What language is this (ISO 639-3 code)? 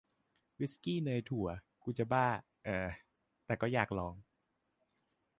tha